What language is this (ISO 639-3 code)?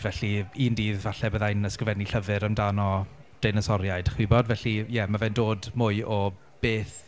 cym